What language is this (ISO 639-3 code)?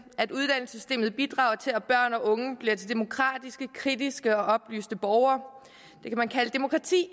dan